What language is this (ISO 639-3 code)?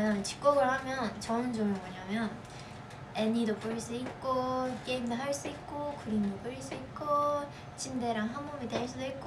kor